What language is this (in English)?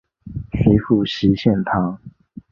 Chinese